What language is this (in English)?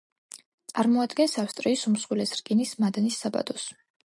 Georgian